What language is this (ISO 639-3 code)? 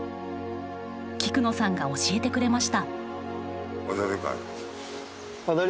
jpn